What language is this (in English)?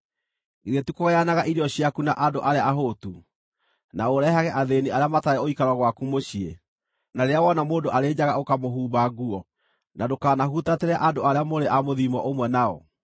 Kikuyu